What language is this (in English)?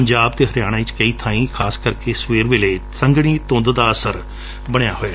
Punjabi